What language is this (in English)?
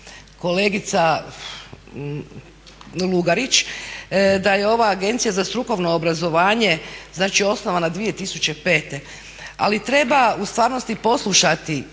Croatian